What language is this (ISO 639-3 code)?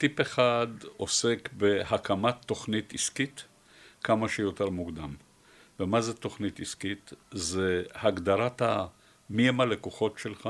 heb